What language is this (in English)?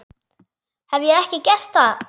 Icelandic